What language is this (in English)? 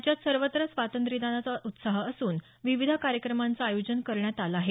Marathi